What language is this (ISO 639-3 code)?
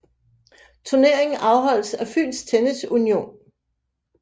dan